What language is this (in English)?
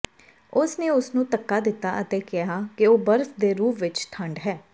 Punjabi